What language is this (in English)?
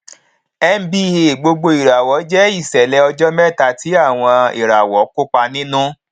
Yoruba